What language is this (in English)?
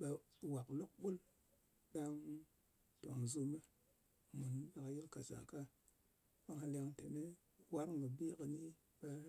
Ngas